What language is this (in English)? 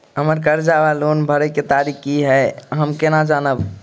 Maithili